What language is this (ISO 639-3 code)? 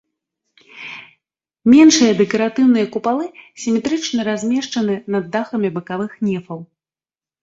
bel